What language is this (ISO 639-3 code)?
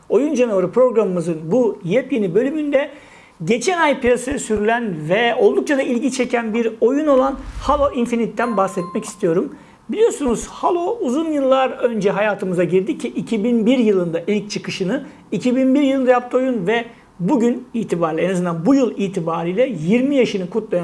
tur